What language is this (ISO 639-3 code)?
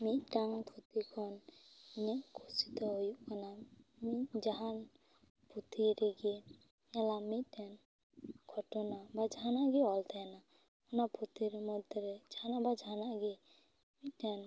sat